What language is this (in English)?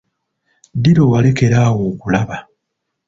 Ganda